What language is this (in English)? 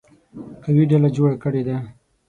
Pashto